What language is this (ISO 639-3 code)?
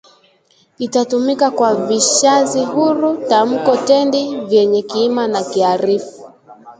swa